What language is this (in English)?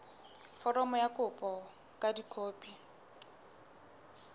Southern Sotho